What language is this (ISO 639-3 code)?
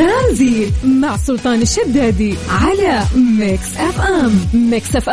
ara